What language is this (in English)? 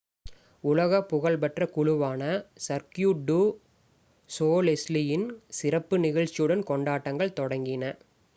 Tamil